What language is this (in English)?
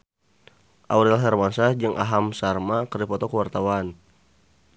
Sundanese